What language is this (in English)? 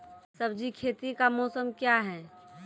Maithili